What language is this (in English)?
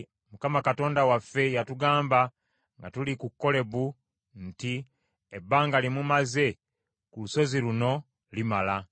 Ganda